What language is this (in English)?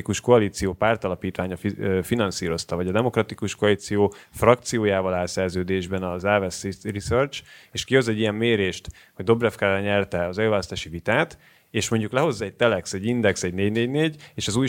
Hungarian